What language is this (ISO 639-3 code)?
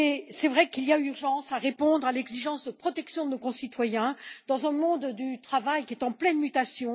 fra